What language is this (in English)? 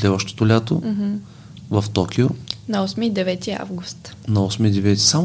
Bulgarian